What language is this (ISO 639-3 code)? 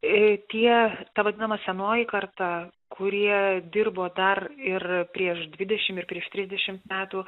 lit